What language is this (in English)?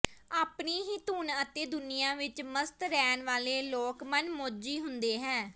Punjabi